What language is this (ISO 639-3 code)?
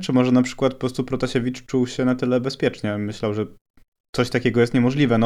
pol